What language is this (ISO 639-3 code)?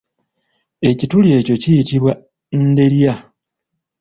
lug